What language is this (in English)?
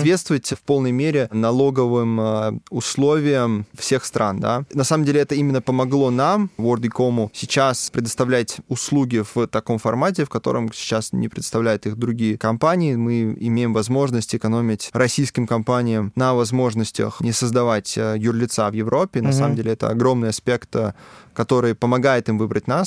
Russian